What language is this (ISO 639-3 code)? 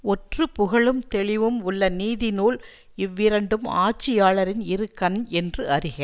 tam